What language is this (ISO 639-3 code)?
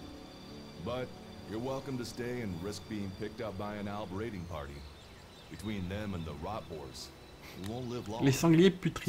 fra